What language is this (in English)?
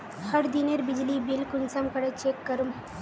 Magahi